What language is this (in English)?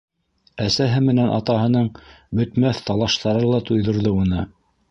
Bashkir